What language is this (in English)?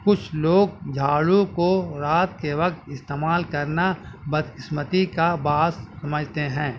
Urdu